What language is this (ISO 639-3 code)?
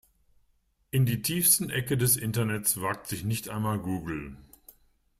deu